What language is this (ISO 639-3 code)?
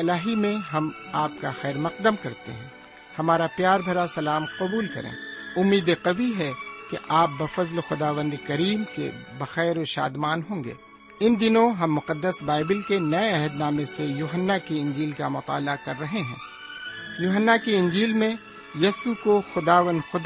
urd